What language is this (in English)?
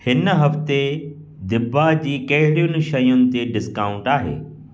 Sindhi